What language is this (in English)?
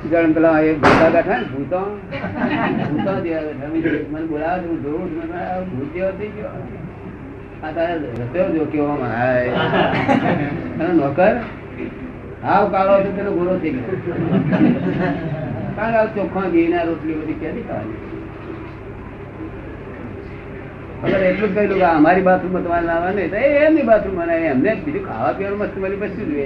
Gujarati